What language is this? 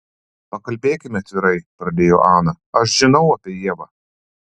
Lithuanian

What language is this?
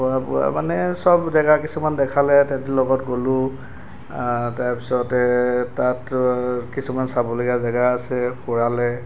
Assamese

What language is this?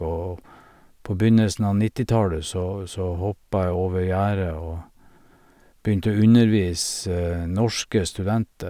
Norwegian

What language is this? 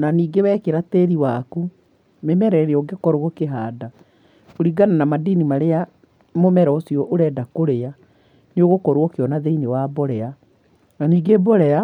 Kikuyu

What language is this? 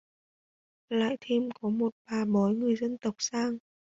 Vietnamese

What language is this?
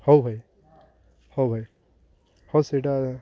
Odia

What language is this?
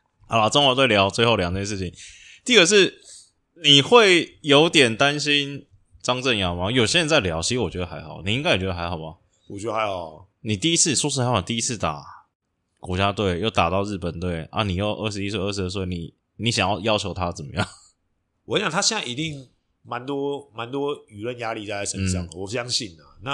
Chinese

